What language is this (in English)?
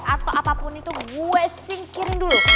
Indonesian